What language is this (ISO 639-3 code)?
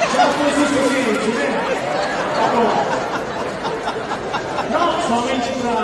ita